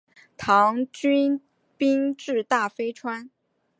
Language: Chinese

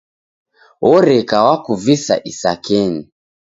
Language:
Taita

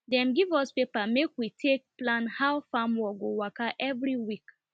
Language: Nigerian Pidgin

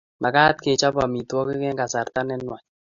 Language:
Kalenjin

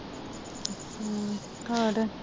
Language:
Punjabi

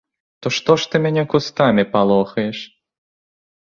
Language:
Belarusian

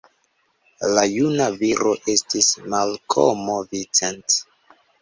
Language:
Esperanto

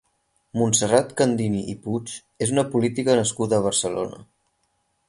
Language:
Catalan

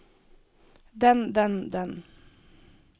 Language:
Norwegian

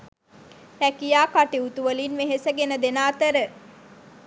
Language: Sinhala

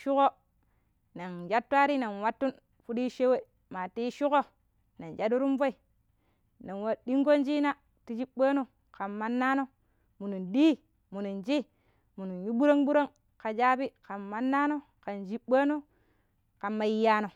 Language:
Pero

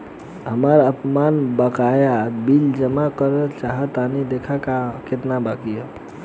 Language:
Bhojpuri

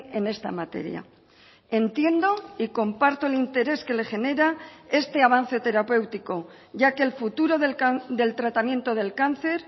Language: Spanish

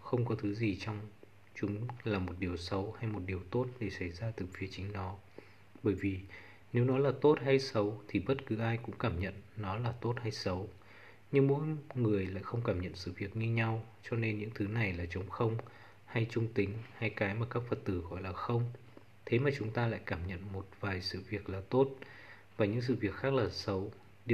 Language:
Vietnamese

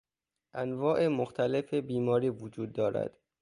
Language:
Persian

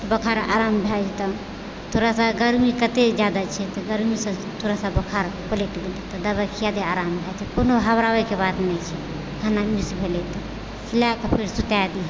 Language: Maithili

